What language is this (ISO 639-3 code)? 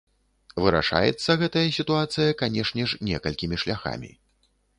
bel